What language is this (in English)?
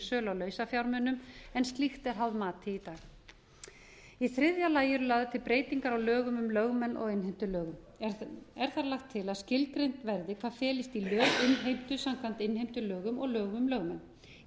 Icelandic